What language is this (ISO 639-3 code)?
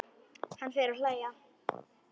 isl